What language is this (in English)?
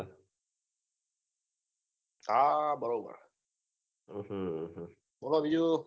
Gujarati